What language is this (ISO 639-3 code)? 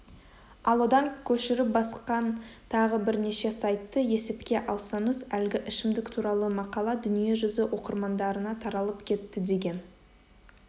kaz